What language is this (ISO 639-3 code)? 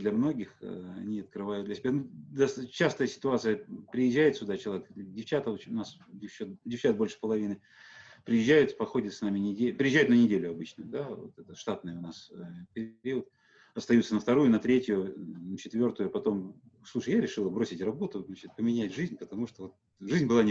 rus